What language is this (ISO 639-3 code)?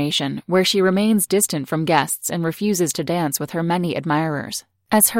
eng